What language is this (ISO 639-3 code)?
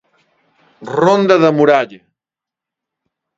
glg